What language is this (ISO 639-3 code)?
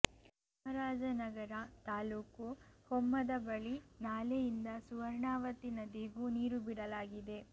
kan